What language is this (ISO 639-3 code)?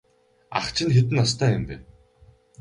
mon